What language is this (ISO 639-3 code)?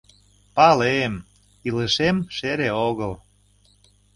chm